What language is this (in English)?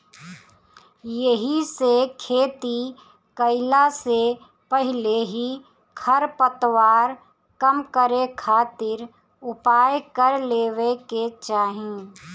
Bhojpuri